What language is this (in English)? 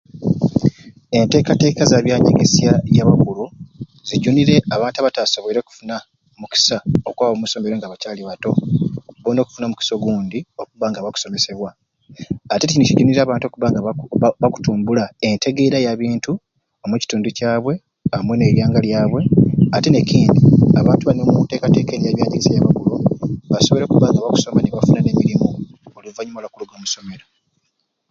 Ruuli